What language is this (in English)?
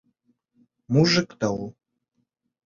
Bashkir